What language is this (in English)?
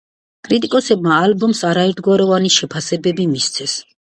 Georgian